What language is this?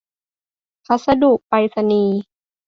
Thai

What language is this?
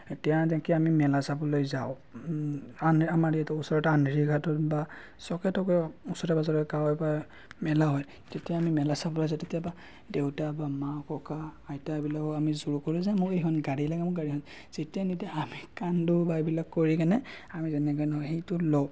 Assamese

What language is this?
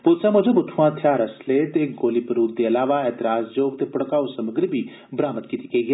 Dogri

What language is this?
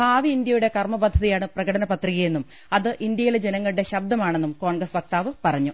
Malayalam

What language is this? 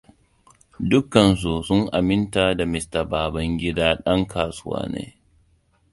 Hausa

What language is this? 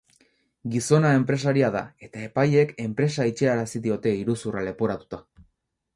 Basque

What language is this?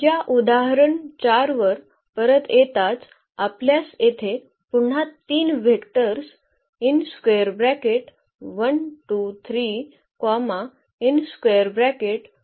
Marathi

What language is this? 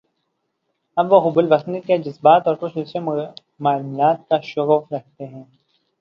Urdu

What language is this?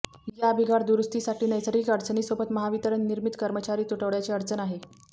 Marathi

